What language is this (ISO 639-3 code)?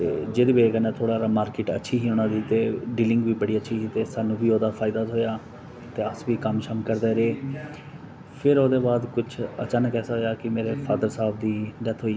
doi